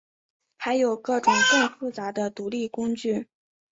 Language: Chinese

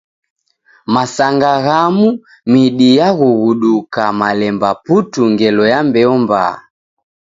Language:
Taita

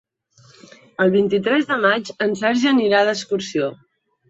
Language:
Catalan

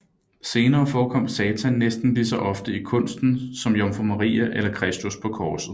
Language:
Danish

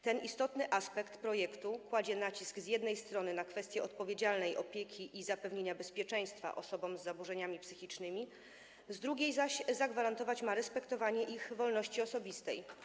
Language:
Polish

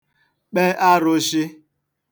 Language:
Igbo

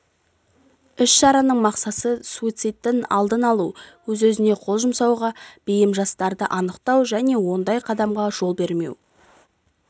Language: Kazakh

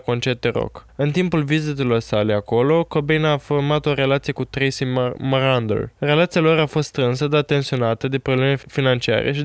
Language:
Romanian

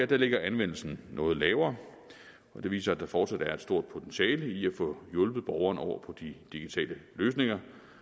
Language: Danish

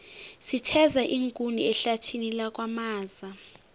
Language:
South Ndebele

